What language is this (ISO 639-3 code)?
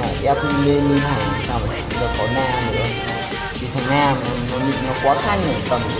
vie